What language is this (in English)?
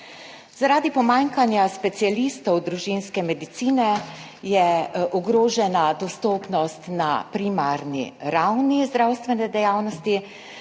Slovenian